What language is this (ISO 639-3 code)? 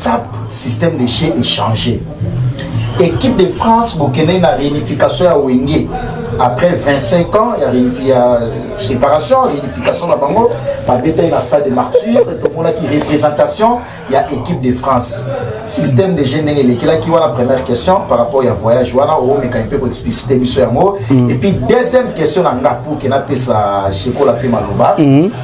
fra